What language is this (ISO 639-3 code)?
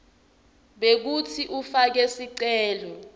ssw